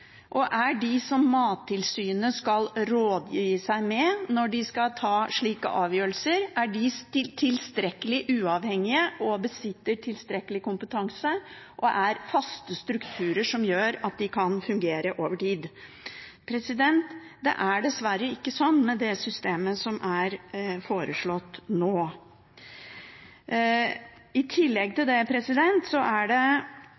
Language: Norwegian Bokmål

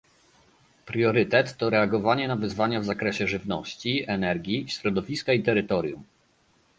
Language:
Polish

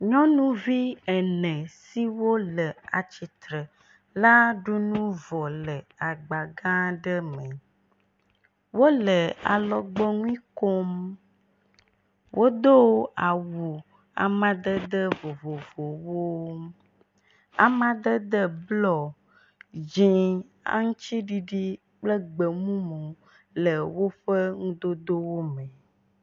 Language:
Ewe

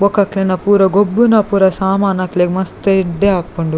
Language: Tulu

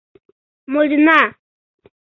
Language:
Mari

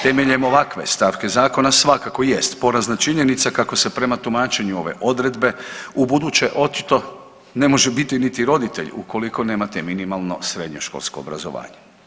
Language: Croatian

